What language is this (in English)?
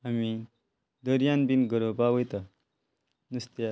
Konkani